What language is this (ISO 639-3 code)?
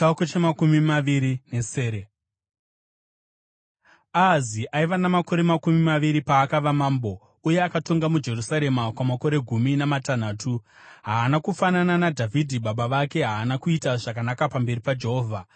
sna